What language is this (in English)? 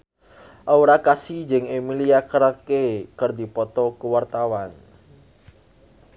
Sundanese